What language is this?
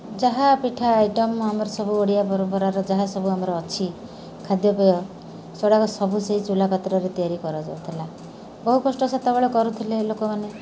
Odia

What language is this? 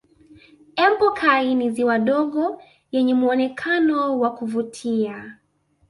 Swahili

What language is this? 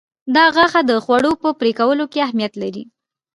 Pashto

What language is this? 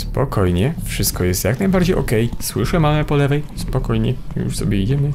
Polish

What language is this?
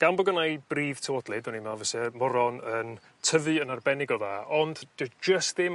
Welsh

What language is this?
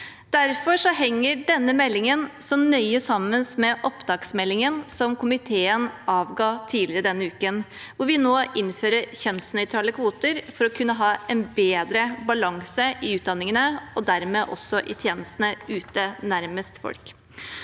Norwegian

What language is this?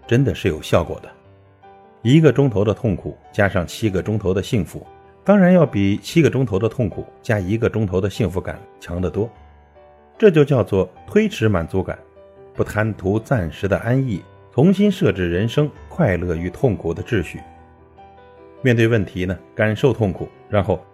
Chinese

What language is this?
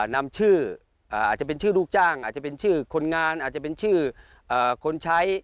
Thai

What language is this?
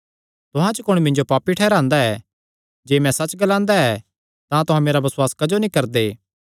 Kangri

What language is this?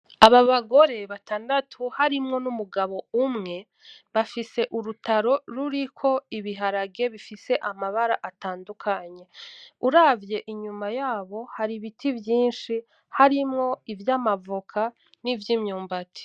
Rundi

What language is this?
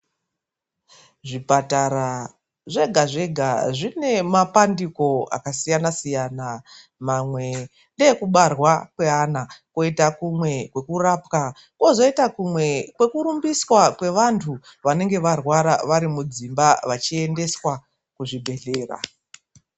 Ndau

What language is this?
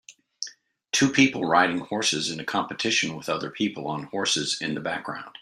English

